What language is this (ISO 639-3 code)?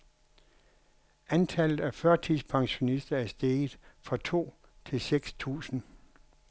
dan